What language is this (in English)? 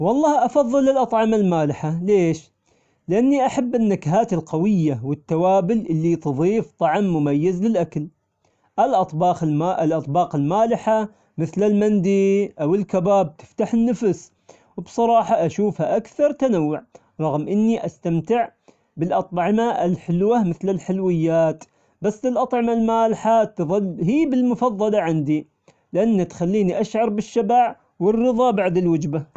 Omani Arabic